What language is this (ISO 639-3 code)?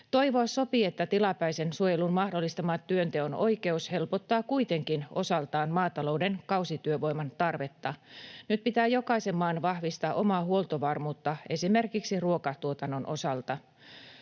fin